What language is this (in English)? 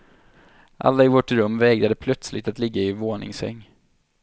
Swedish